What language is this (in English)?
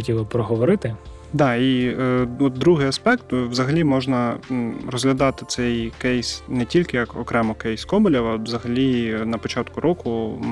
Ukrainian